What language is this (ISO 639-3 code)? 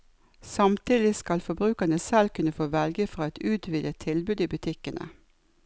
nor